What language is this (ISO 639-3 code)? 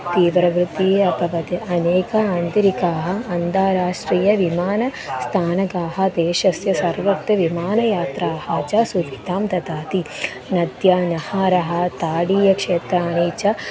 san